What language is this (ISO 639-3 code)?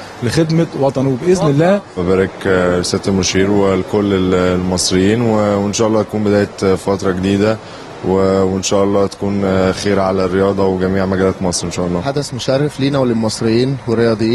ara